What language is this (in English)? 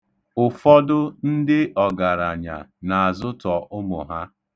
Igbo